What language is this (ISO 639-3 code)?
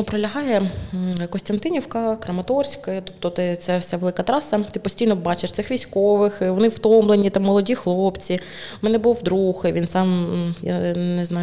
ukr